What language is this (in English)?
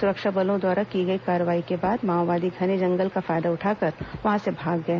Hindi